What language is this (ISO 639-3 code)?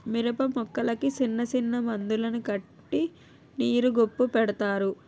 tel